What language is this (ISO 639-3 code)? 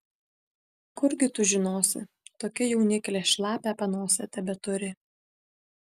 lit